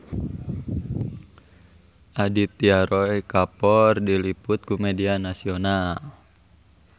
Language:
Sundanese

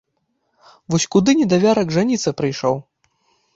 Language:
Belarusian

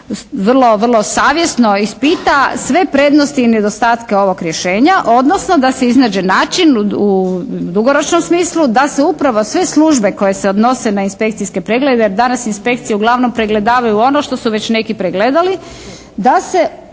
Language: Croatian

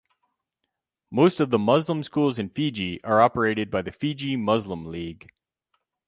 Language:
English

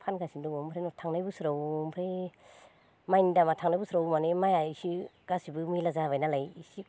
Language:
Bodo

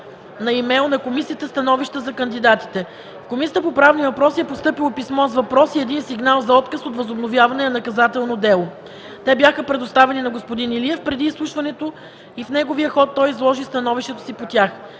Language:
Bulgarian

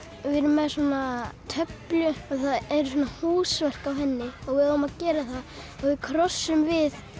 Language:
Icelandic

